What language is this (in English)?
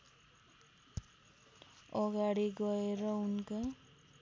Nepali